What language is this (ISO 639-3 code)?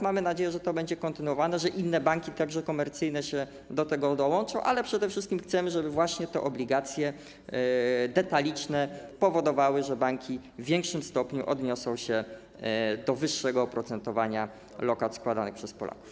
pol